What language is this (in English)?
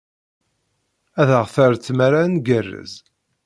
Kabyle